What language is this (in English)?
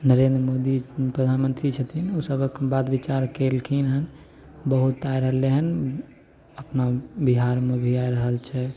Maithili